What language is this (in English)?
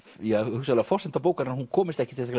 Icelandic